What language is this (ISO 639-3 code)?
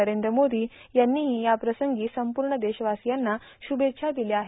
mar